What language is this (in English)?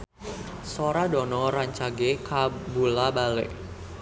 Sundanese